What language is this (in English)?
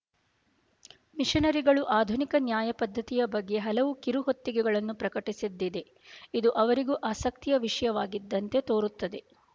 Kannada